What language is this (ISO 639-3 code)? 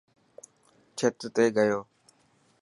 mki